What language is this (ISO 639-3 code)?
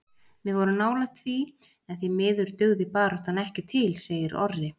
isl